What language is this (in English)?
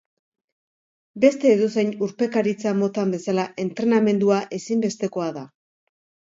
Basque